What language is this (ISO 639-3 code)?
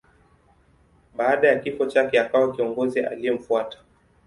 swa